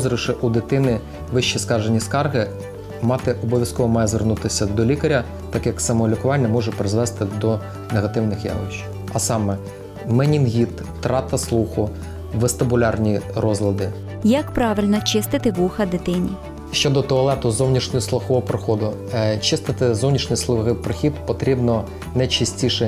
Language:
Ukrainian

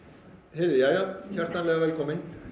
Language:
Icelandic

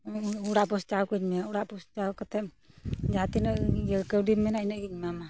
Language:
Santali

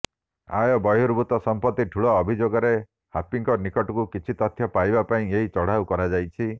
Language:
Odia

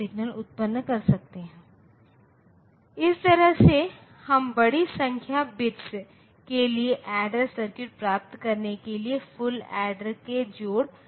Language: Hindi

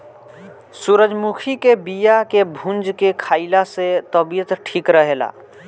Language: Bhojpuri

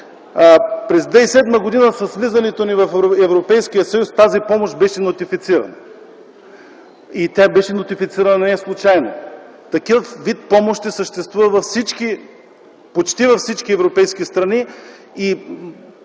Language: Bulgarian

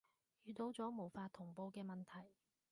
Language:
Cantonese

